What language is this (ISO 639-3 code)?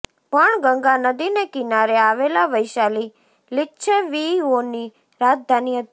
guj